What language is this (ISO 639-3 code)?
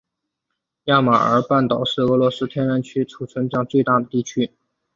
zho